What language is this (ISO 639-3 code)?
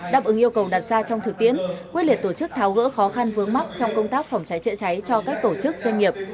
vie